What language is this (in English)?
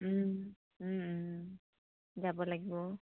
Assamese